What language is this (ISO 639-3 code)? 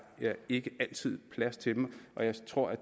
dan